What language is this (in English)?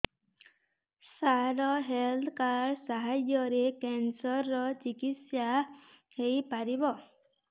Odia